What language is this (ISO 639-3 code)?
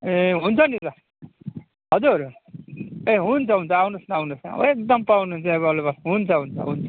nep